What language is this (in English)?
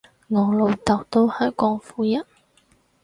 Cantonese